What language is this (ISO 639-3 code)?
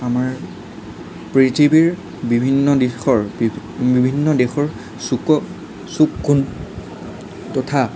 asm